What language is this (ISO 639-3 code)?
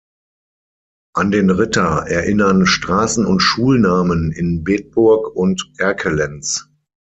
deu